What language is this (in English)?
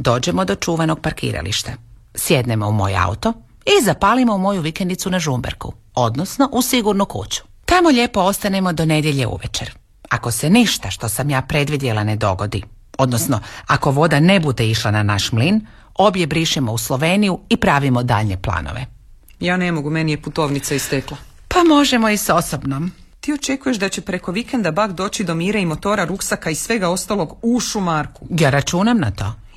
Croatian